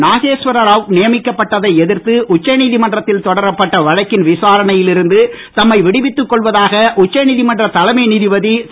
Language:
Tamil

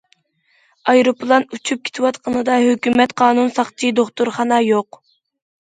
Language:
Uyghur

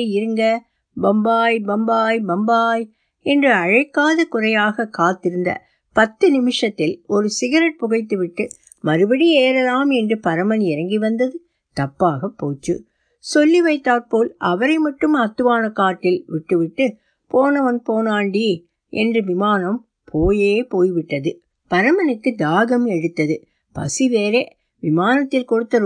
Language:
Tamil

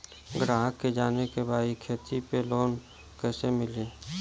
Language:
Bhojpuri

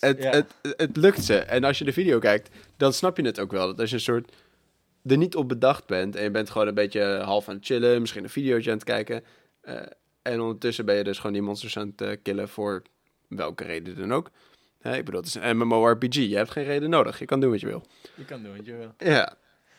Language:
Dutch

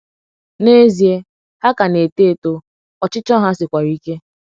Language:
Igbo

